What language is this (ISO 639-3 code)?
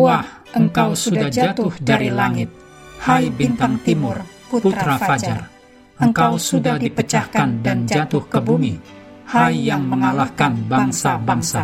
ind